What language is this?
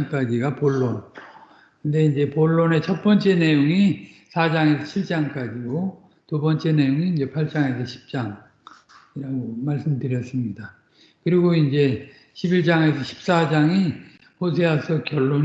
Korean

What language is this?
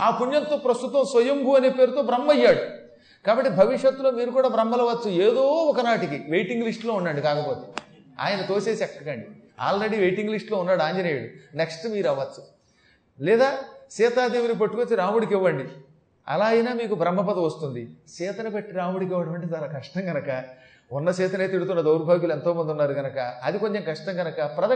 Telugu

